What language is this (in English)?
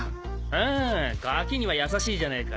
Japanese